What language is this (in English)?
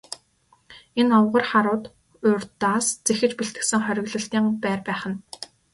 Mongolian